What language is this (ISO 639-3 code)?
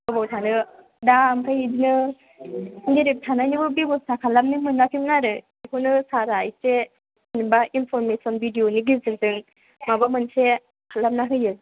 brx